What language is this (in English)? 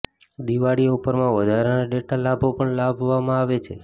Gujarati